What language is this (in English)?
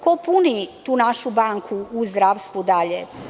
Serbian